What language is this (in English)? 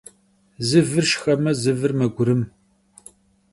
Kabardian